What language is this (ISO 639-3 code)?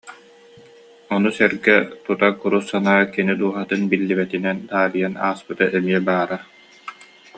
sah